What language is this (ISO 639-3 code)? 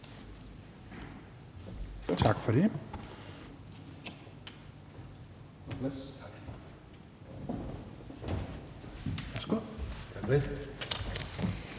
dan